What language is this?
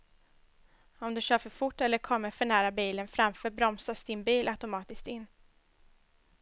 Swedish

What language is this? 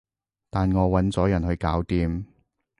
Cantonese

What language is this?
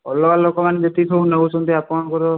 Odia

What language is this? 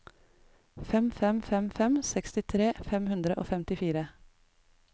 Norwegian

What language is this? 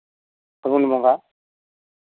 Santali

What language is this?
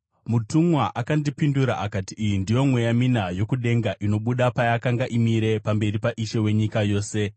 Shona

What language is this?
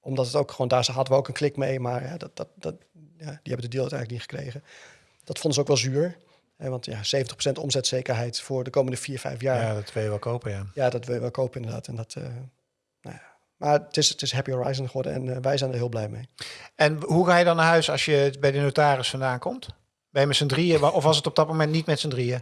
Dutch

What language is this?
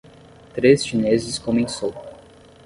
Portuguese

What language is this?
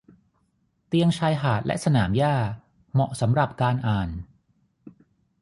Thai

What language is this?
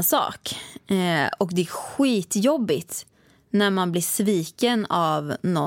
Swedish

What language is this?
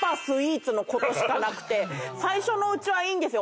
Japanese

